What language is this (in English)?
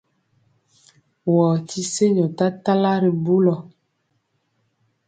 Mpiemo